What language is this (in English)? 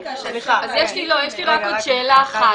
Hebrew